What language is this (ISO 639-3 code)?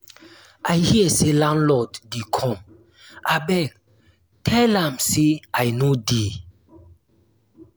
pcm